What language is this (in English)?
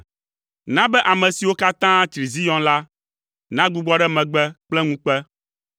Ewe